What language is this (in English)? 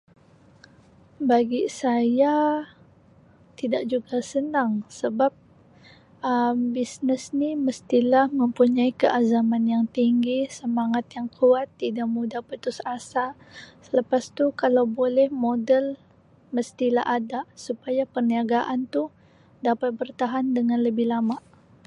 Sabah Malay